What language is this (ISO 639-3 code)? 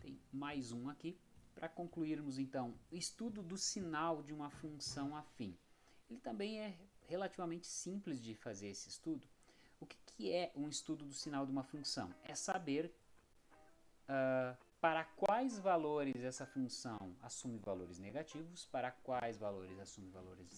por